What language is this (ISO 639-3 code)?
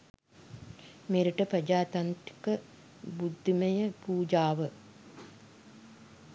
sin